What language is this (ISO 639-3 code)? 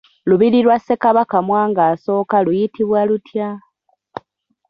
lug